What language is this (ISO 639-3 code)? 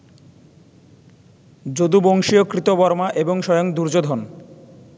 ben